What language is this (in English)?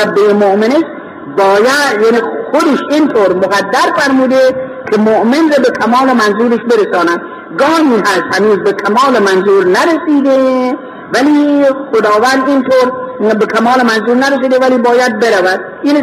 Persian